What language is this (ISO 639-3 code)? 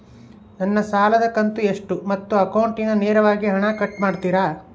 kan